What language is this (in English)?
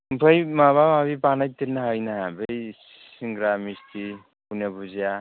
Bodo